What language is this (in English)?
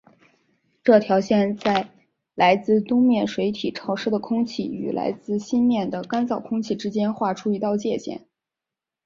Chinese